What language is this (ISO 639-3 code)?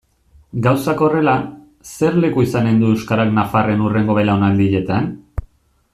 eus